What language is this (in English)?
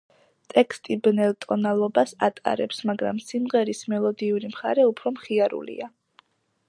Georgian